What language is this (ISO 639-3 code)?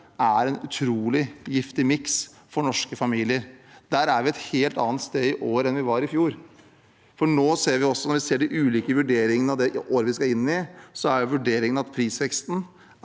nor